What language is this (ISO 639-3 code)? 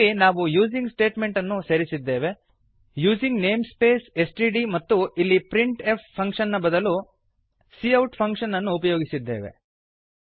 kan